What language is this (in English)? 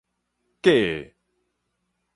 Min Nan Chinese